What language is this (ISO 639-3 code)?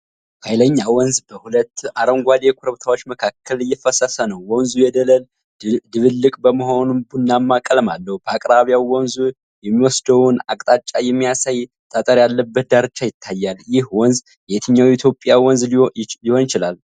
amh